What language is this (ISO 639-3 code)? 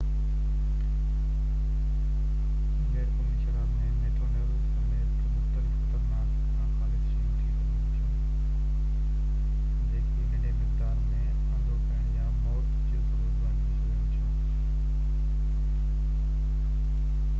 snd